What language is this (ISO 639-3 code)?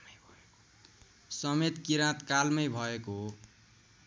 nep